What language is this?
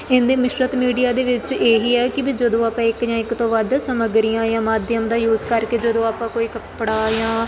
Punjabi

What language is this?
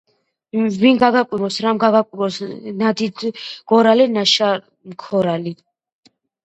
Georgian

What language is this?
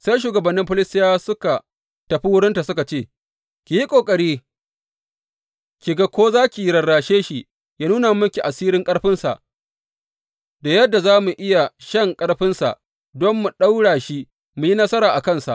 Hausa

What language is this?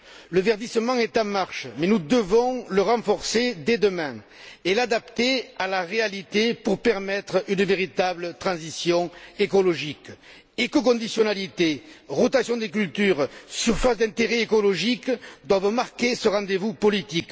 French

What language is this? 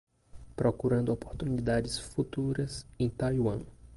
Portuguese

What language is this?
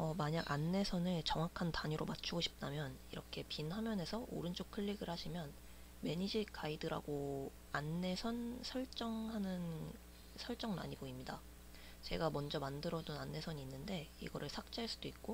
Korean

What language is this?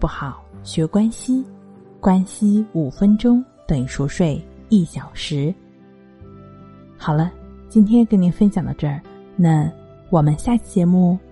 Chinese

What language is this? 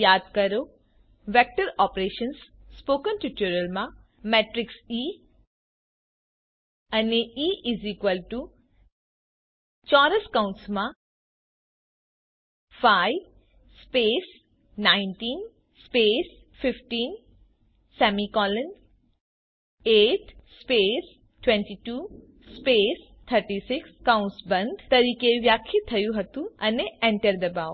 Gujarati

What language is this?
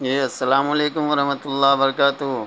Urdu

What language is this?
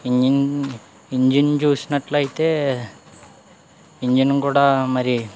Telugu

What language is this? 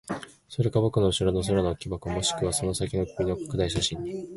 Japanese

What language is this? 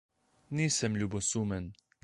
Slovenian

